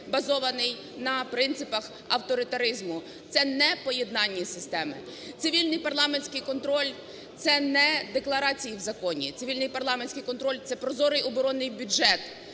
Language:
Ukrainian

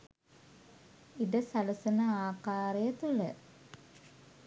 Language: Sinhala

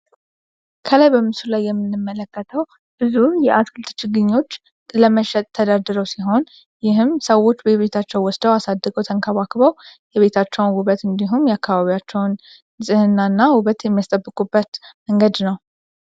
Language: Amharic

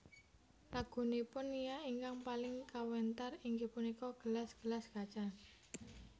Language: Javanese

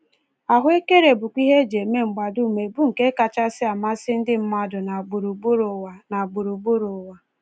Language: Igbo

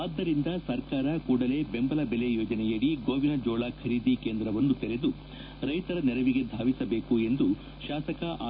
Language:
Kannada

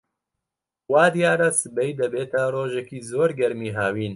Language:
Central Kurdish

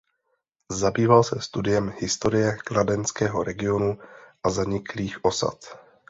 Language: Czech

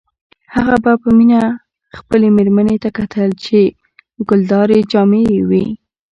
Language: Pashto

